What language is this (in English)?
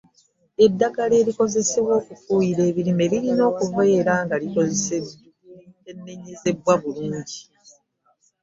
Ganda